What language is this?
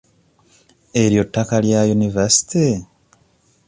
Ganda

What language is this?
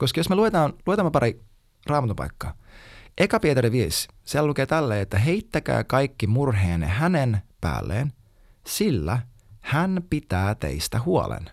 Finnish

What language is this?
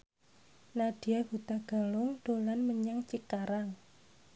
Javanese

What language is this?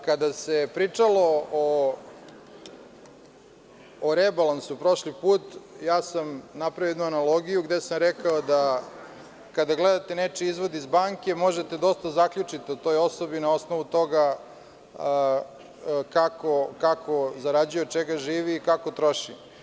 Serbian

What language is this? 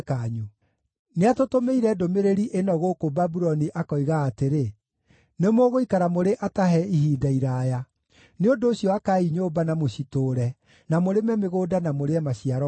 Kikuyu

